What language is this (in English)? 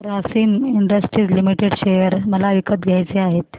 Marathi